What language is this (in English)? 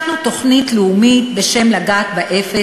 Hebrew